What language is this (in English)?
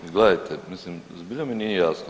Croatian